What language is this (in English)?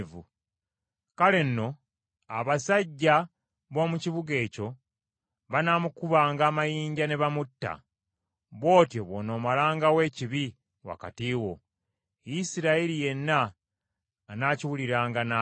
Ganda